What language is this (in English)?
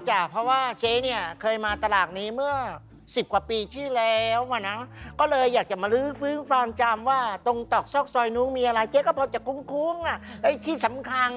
Thai